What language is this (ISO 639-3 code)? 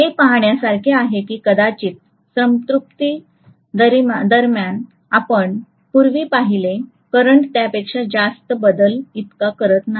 mar